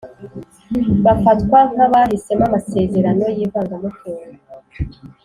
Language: Kinyarwanda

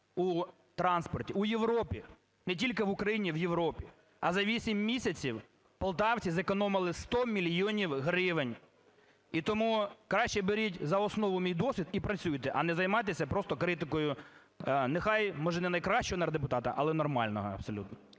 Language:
Ukrainian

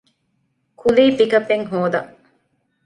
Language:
Divehi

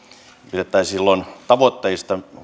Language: Finnish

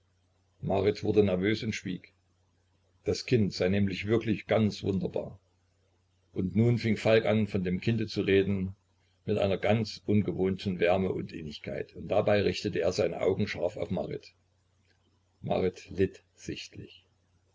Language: German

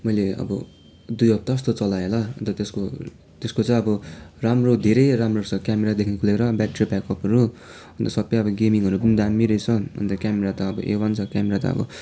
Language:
Nepali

